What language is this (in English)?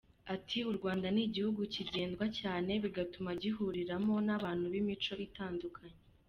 Kinyarwanda